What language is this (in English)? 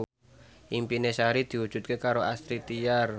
Javanese